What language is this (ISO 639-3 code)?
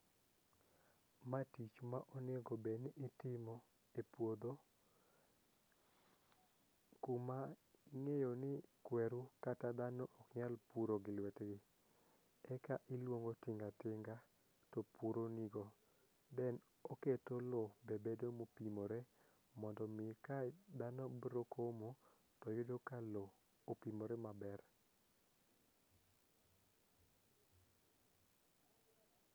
luo